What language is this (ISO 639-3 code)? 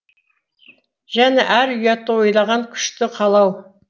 kaz